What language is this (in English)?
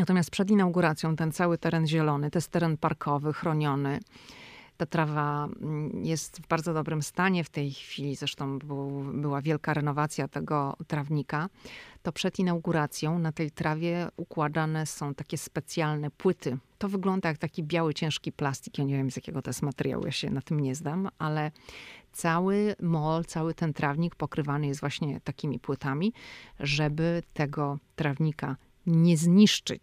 Polish